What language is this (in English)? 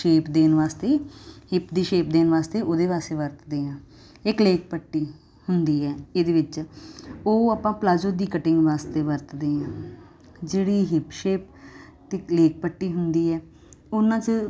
Punjabi